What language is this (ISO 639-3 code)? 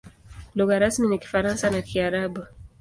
swa